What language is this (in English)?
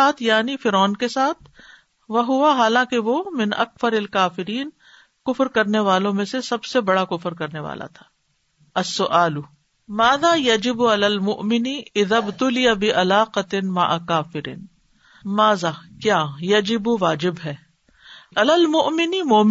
Urdu